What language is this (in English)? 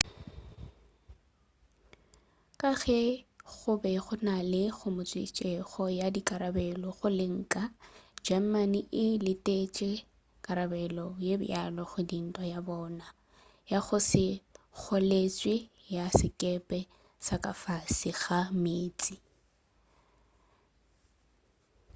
Northern Sotho